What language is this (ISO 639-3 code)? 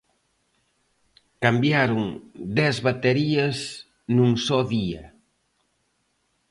glg